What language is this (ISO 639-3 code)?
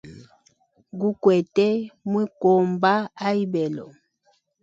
hem